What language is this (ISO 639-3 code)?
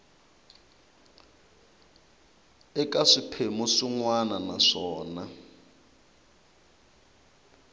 tso